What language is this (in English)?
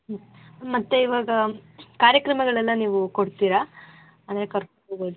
Kannada